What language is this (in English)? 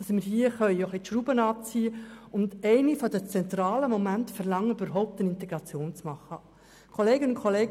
Swiss German